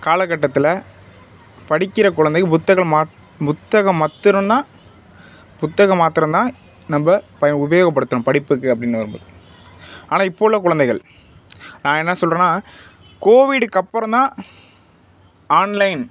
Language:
Tamil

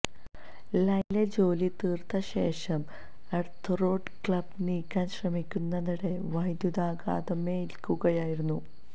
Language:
Malayalam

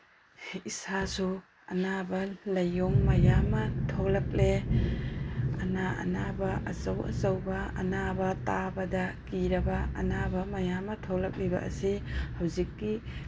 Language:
Manipuri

